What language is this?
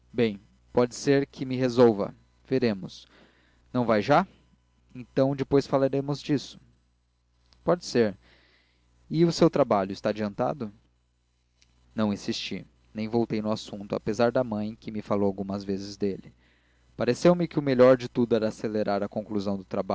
Portuguese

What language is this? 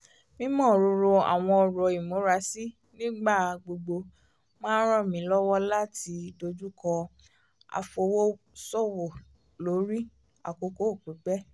Yoruba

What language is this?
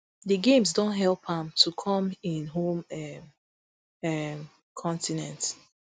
Nigerian Pidgin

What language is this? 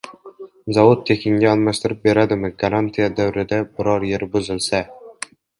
Uzbek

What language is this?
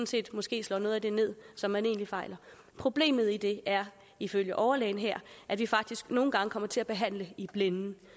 Danish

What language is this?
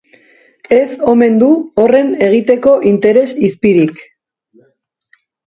Basque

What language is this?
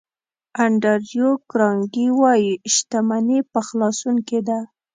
Pashto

